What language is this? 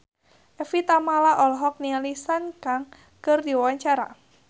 Sundanese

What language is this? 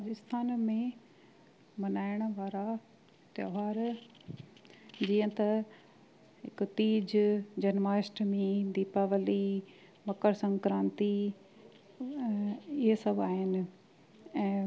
Sindhi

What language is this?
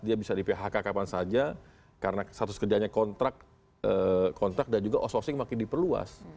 Indonesian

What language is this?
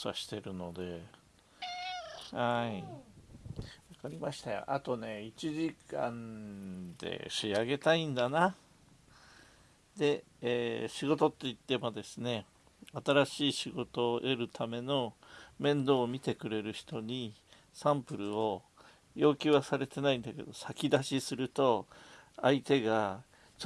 Japanese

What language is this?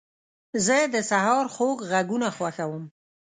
Pashto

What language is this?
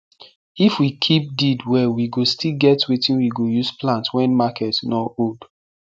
Nigerian Pidgin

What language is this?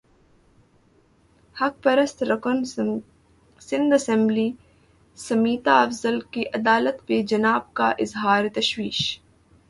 Urdu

